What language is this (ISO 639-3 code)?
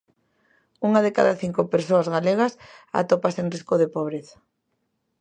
glg